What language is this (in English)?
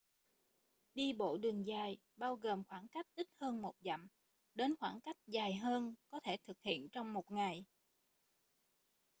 Vietnamese